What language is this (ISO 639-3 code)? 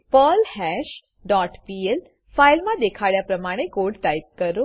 guj